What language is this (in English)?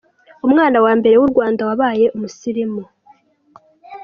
Kinyarwanda